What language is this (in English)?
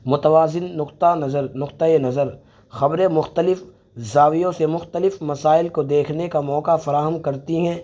Urdu